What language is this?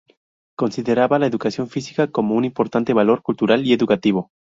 Spanish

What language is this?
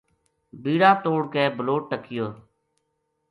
Gujari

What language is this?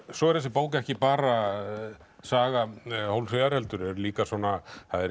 Icelandic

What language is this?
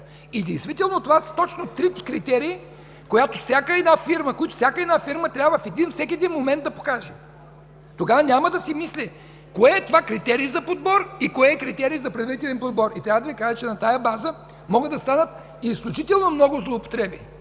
Bulgarian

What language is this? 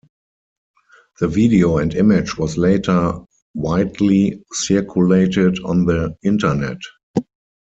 English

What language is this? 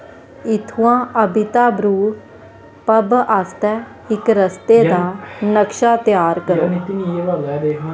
Dogri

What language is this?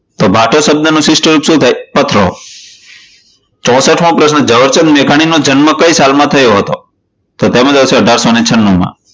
Gujarati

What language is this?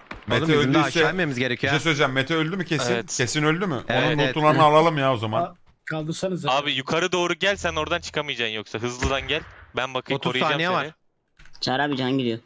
Turkish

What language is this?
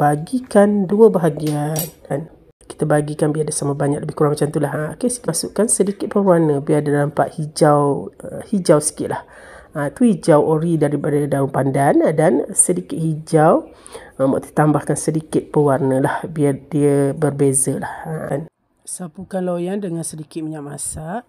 Malay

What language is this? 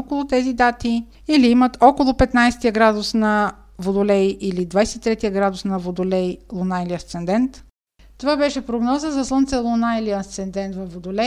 Bulgarian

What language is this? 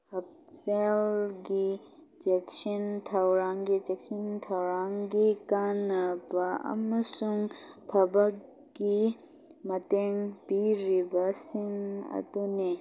Manipuri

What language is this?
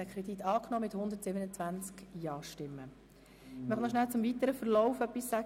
Swiss German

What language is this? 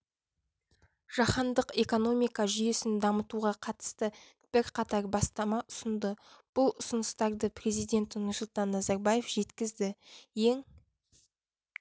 Kazakh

